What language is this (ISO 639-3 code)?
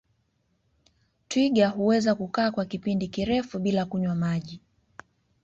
swa